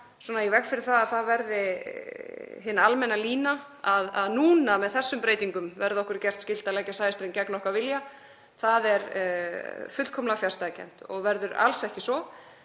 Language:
Icelandic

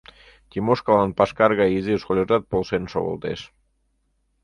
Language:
Mari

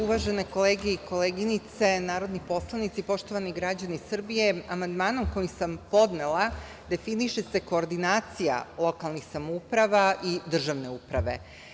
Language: Serbian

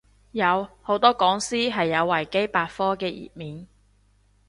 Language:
Cantonese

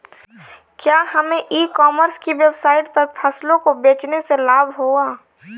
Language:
Hindi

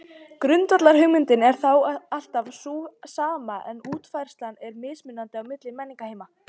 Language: Icelandic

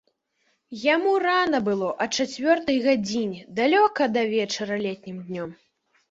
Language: Belarusian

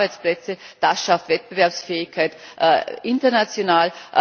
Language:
German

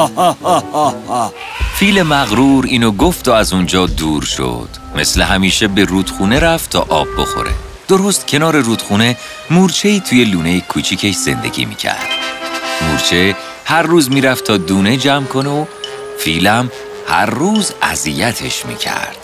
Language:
Persian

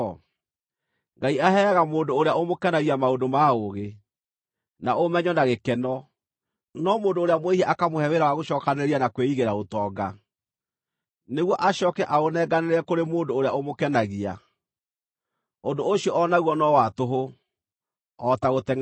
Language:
Kikuyu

